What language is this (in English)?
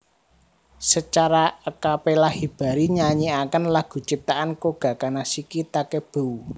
Javanese